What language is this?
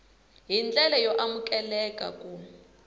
Tsonga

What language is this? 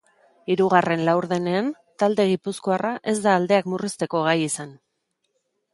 Basque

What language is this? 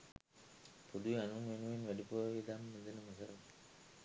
Sinhala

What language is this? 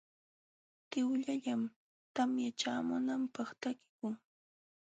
Jauja Wanca Quechua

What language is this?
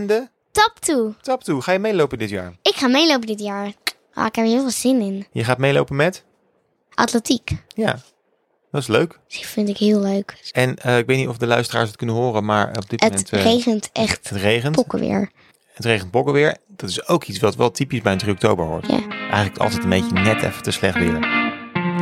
Dutch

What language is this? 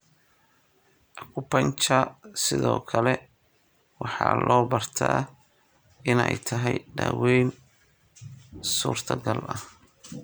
Somali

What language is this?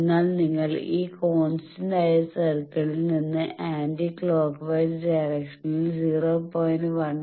Malayalam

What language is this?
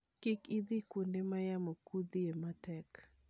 Luo (Kenya and Tanzania)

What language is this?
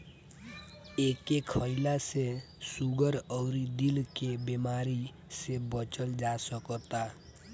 Bhojpuri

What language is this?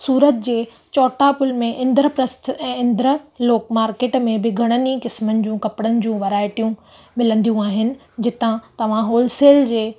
Sindhi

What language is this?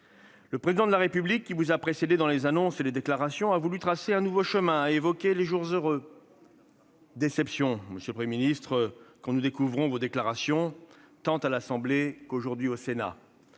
French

